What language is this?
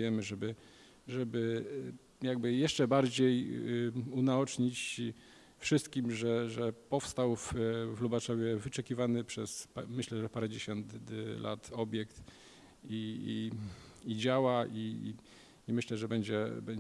Polish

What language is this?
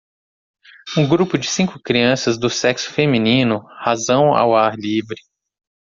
Portuguese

